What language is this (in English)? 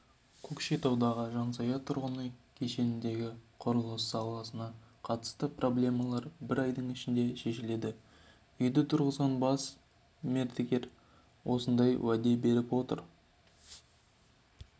Kazakh